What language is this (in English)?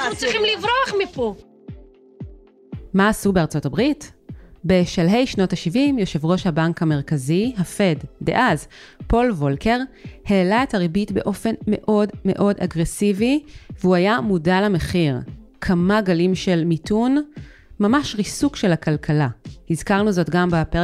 Hebrew